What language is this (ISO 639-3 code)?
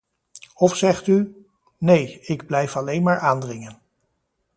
nld